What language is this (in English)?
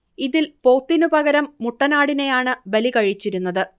Malayalam